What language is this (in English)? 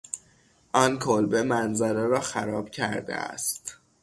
Persian